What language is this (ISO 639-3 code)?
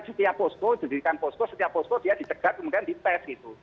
ind